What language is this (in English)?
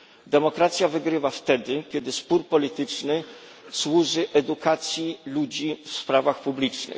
Polish